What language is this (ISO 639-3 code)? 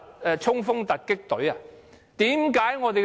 yue